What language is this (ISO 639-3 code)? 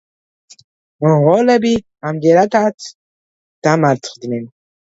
kat